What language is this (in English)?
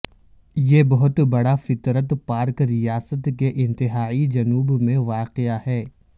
Urdu